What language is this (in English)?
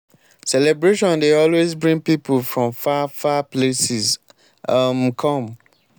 Nigerian Pidgin